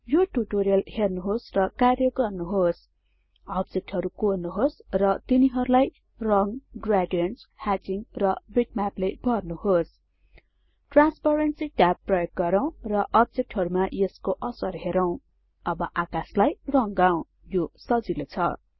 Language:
Nepali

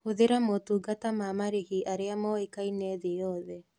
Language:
Kikuyu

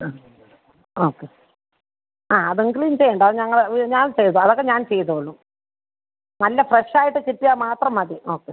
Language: Malayalam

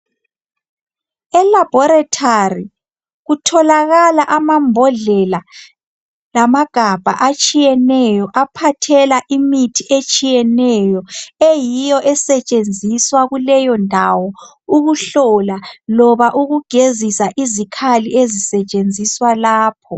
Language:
North Ndebele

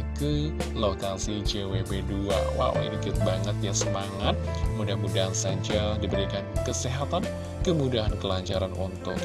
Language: Indonesian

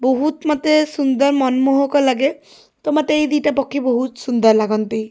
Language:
Odia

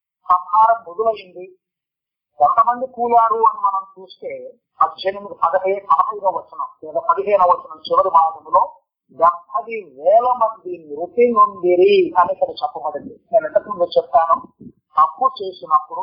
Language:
Telugu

